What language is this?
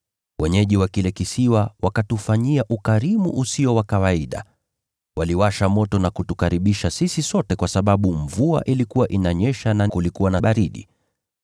Swahili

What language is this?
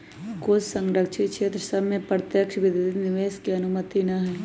Magahi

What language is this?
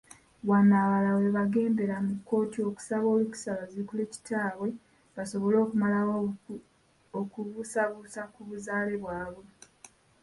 Ganda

